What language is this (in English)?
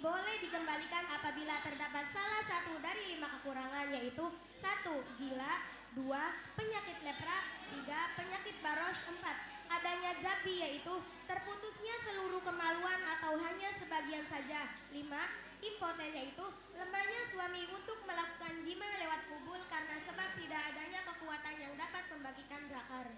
Indonesian